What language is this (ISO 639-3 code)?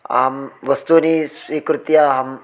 san